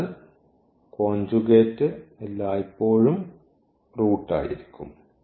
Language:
Malayalam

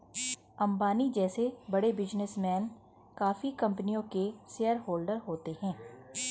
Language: Hindi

